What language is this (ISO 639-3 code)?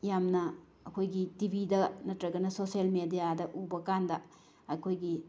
mni